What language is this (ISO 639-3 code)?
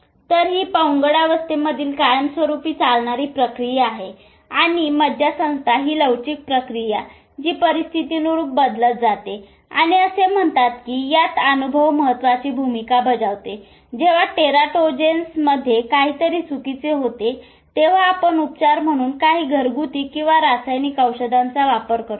mar